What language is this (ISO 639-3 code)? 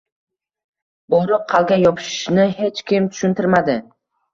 uzb